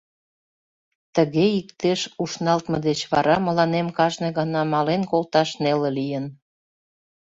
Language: Mari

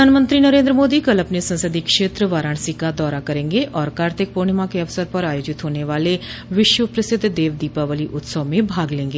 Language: Hindi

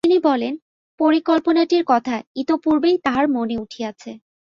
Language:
Bangla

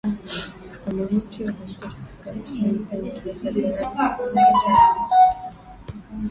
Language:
Swahili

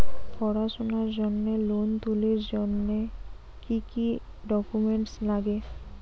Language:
Bangla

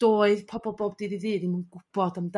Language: Welsh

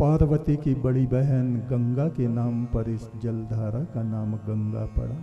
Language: Hindi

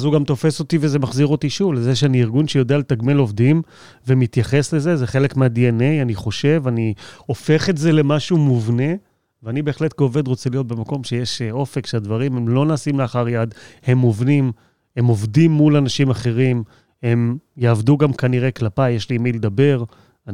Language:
Hebrew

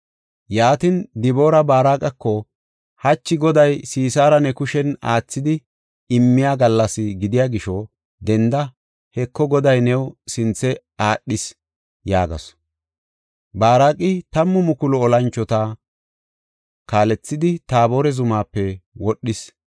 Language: Gofa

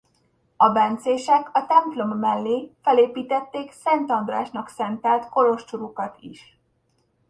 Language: Hungarian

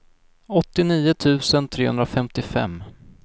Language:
Swedish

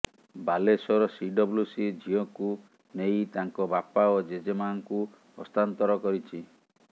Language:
Odia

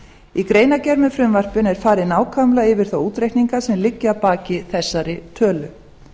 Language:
Icelandic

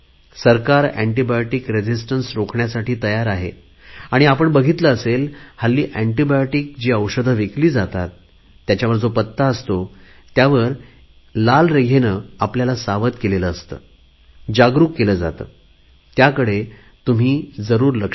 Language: Marathi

